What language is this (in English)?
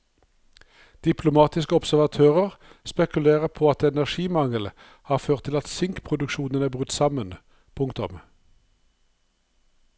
Norwegian